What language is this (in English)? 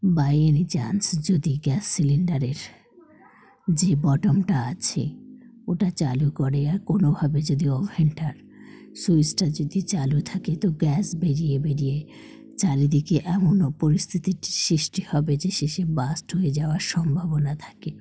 Bangla